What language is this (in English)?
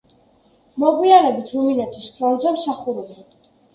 Georgian